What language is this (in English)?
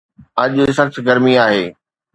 Sindhi